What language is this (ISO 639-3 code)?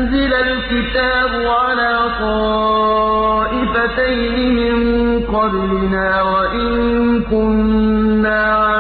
ara